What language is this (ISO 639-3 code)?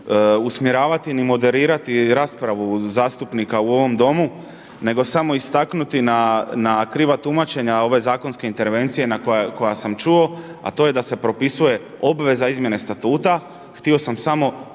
hrv